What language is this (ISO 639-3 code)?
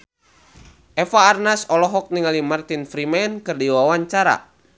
sun